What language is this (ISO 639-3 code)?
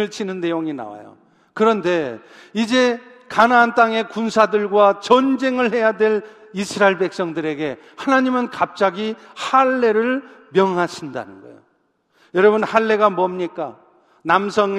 kor